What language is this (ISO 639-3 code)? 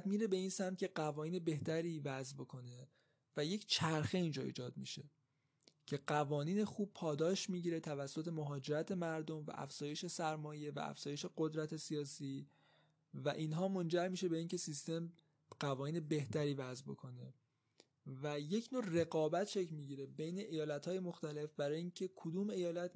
fas